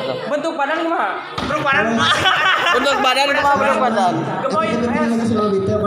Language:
Indonesian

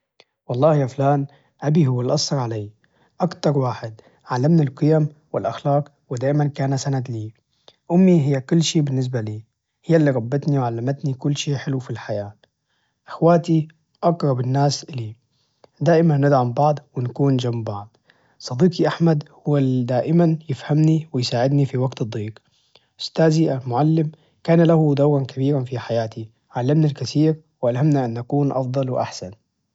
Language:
Najdi Arabic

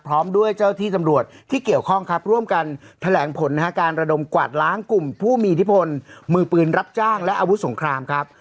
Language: Thai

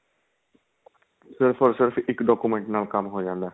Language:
Punjabi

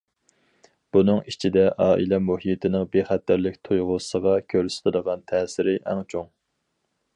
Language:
Uyghur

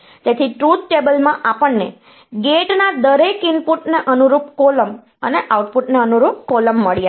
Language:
Gujarati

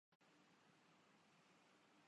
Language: Urdu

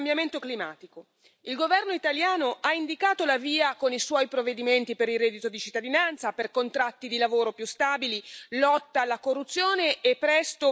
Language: Italian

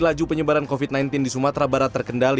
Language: Indonesian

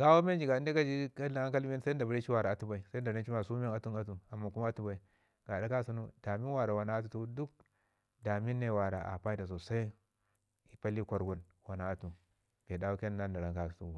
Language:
Ngizim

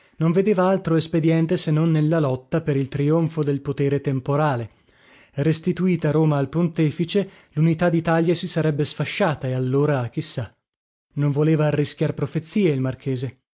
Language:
Italian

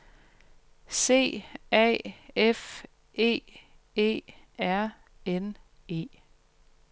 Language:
Danish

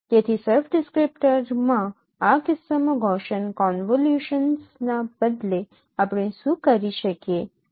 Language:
Gujarati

